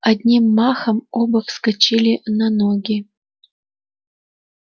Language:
Russian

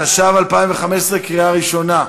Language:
Hebrew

